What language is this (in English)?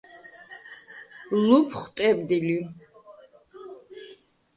Svan